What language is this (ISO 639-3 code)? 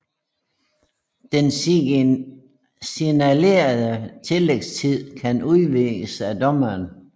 dan